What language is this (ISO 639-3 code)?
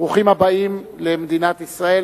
heb